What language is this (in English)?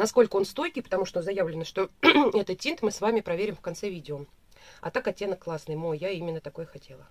Russian